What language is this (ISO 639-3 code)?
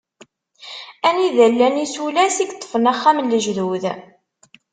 kab